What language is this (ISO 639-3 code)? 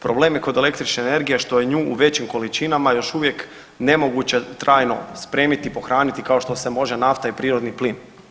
hrv